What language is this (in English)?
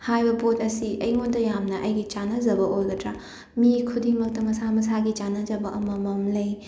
Manipuri